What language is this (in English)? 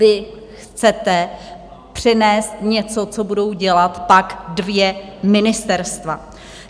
Czech